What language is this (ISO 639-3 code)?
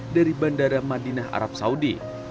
ind